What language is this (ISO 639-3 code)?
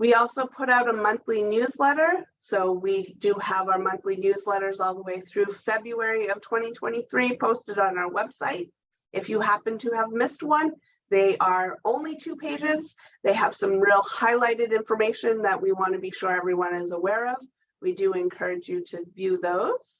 eng